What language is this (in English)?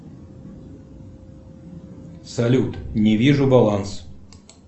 Russian